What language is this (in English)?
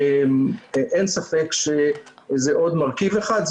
Hebrew